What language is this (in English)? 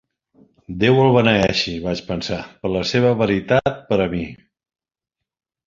Catalan